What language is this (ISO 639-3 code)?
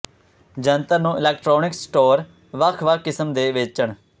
pan